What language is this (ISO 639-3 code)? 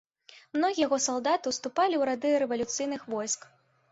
bel